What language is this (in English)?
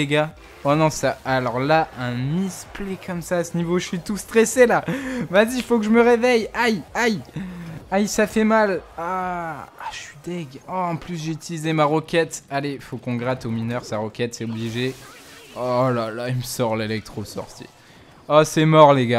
French